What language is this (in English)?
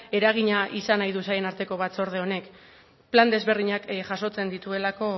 Basque